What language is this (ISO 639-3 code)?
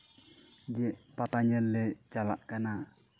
sat